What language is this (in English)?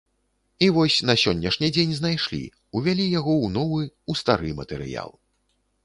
Belarusian